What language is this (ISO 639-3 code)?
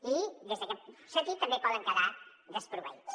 cat